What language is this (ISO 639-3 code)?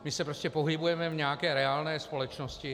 ces